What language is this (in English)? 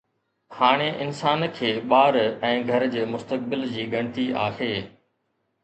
Sindhi